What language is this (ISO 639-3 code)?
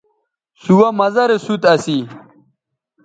btv